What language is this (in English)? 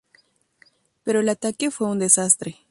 Spanish